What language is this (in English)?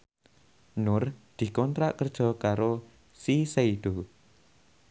Javanese